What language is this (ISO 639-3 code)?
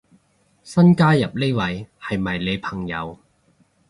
yue